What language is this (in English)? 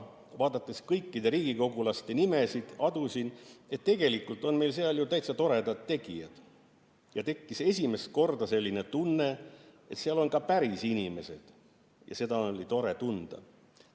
Estonian